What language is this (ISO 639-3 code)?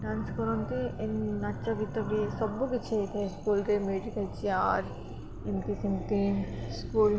ori